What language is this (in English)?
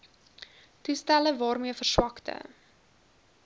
Afrikaans